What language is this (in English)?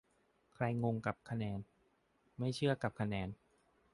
Thai